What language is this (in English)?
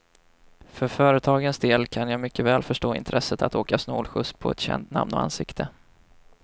Swedish